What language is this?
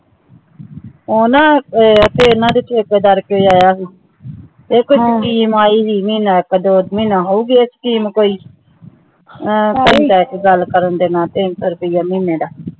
Punjabi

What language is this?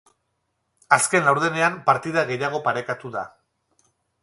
Basque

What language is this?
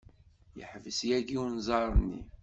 Kabyle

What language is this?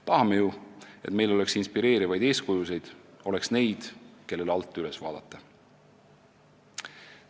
Estonian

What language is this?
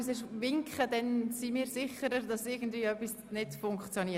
Swiss German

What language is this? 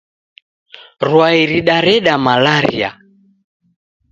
Taita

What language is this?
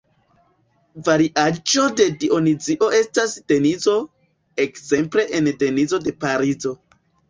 Esperanto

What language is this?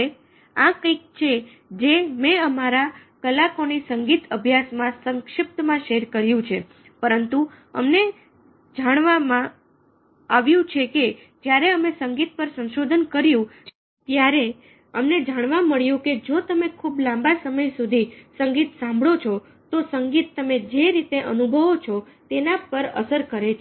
Gujarati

